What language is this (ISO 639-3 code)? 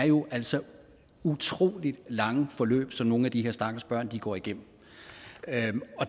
dan